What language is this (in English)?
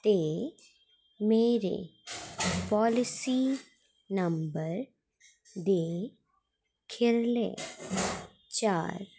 Dogri